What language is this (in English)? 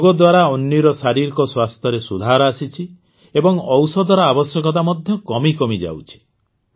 Odia